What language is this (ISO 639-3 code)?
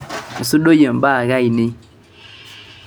mas